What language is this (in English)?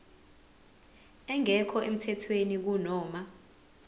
Zulu